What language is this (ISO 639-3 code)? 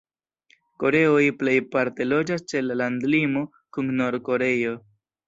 epo